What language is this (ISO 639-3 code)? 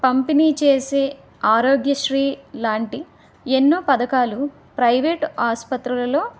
tel